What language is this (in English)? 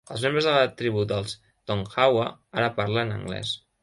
Catalan